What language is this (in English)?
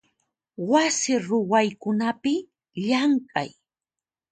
Puno Quechua